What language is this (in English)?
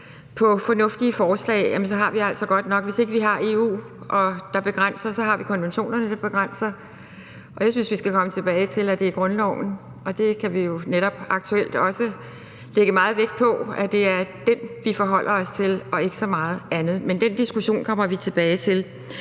Danish